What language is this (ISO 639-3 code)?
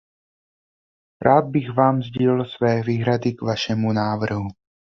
ces